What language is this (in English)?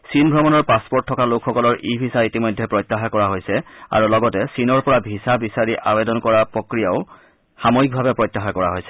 Assamese